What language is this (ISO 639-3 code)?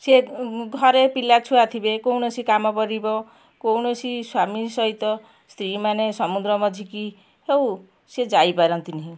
ori